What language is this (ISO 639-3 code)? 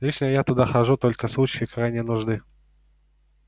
rus